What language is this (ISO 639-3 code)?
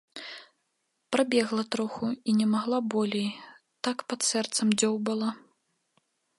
bel